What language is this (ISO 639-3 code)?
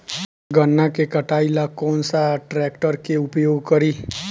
bho